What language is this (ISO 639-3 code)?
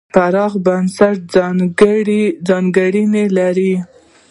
pus